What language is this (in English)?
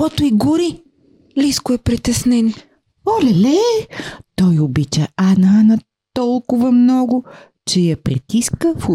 Bulgarian